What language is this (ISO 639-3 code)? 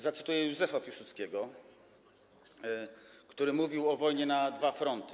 pol